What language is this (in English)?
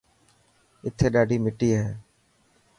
Dhatki